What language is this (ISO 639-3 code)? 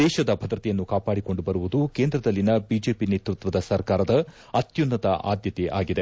kan